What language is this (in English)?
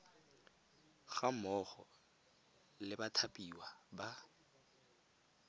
Tswana